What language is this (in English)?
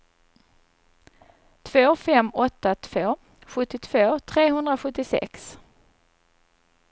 Swedish